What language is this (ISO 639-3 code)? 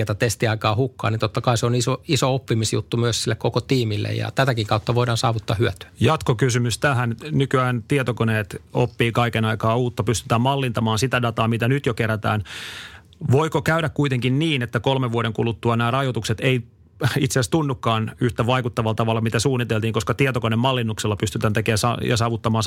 fin